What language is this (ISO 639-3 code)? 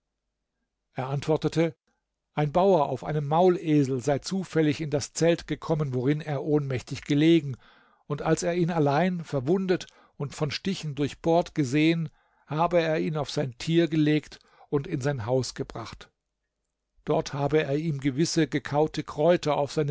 deu